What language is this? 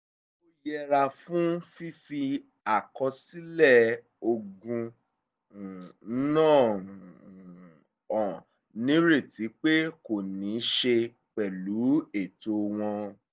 Yoruba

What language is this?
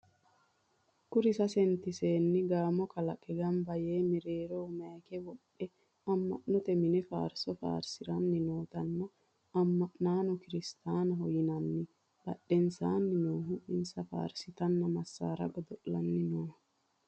Sidamo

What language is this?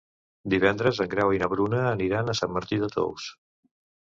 Catalan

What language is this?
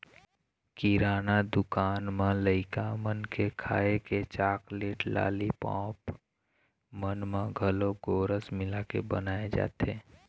Chhattisgarhi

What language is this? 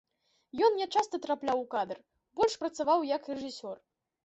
Belarusian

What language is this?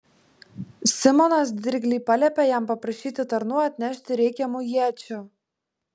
Lithuanian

